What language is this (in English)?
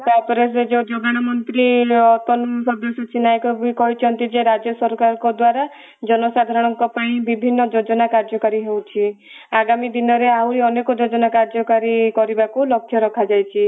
Odia